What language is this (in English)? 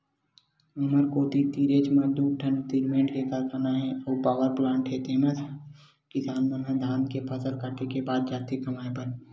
Chhattisgarhi